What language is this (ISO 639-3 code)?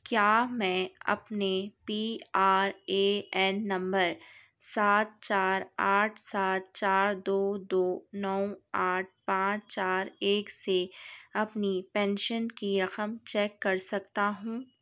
urd